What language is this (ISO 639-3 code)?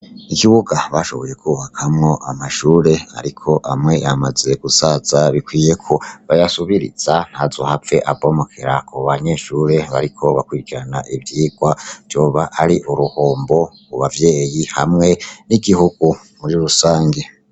run